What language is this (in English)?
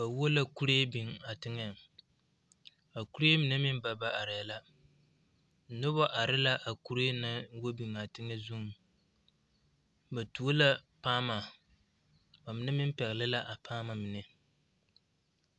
Southern Dagaare